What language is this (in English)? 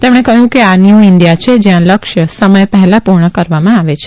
Gujarati